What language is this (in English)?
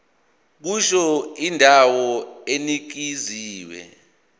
Zulu